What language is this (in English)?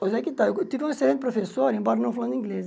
Portuguese